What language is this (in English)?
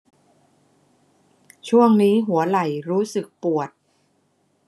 Thai